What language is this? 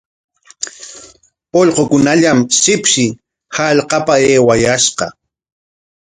Corongo Ancash Quechua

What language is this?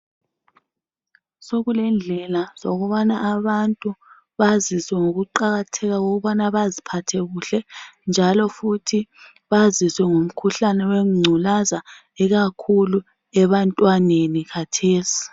North Ndebele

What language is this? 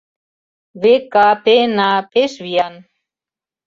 Mari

